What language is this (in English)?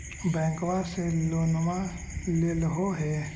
Magahi